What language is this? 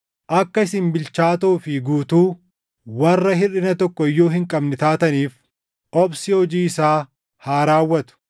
Oromo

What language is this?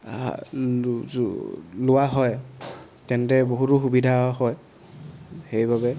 Assamese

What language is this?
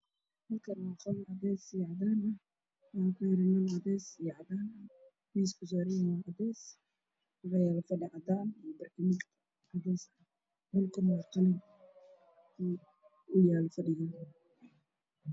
Somali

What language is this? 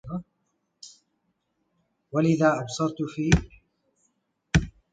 Arabic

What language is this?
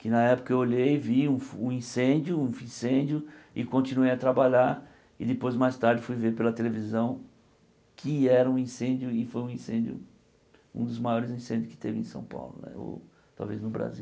Portuguese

